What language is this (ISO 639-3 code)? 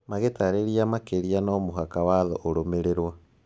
kik